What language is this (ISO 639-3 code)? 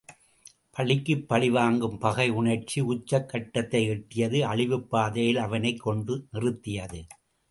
tam